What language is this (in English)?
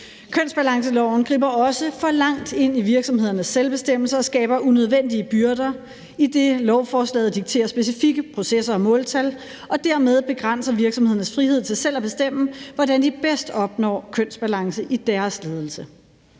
Danish